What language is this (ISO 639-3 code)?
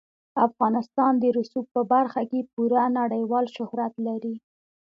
pus